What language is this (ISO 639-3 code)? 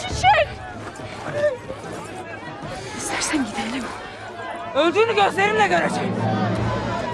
tur